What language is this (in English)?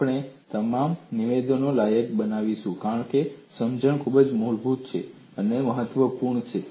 Gujarati